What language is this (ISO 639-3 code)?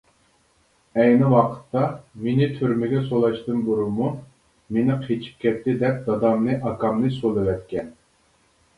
uig